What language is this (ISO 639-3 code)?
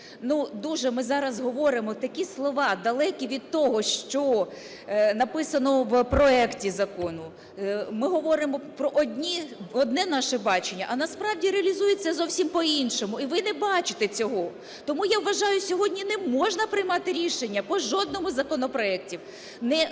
ukr